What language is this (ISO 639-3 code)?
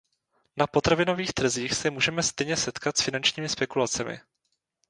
ces